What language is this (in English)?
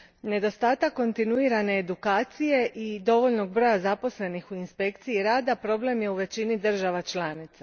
Croatian